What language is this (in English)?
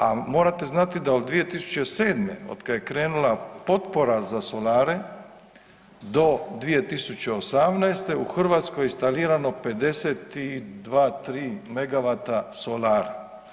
Croatian